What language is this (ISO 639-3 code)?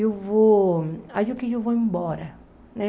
por